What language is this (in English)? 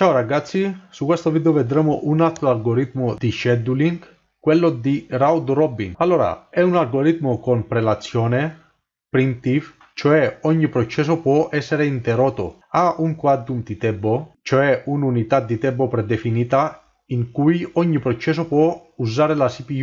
Italian